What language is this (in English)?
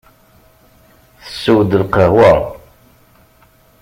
Kabyle